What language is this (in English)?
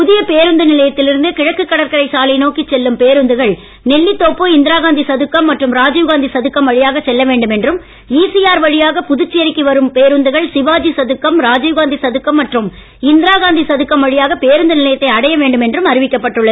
Tamil